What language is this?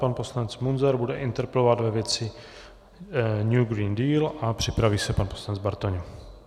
Czech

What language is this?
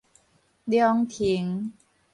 Min Nan Chinese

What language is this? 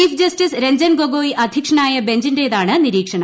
Malayalam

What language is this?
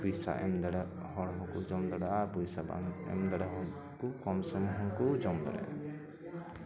Santali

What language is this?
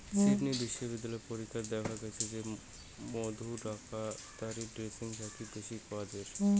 Bangla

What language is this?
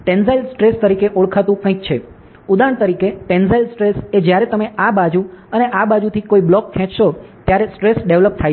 Gujarati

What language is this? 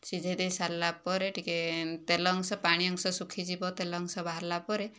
Odia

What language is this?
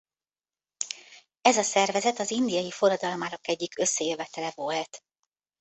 Hungarian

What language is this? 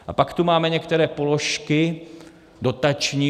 Czech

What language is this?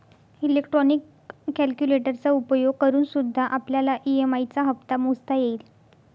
Marathi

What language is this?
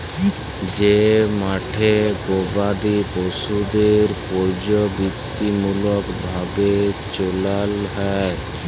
Bangla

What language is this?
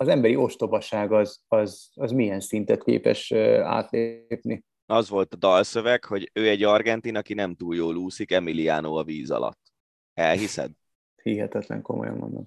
Hungarian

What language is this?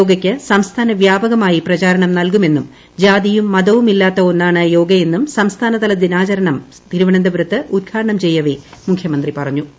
Malayalam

